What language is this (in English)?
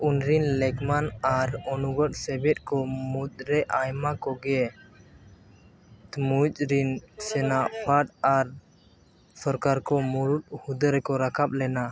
Santali